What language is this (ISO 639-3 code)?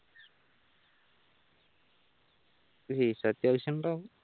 mal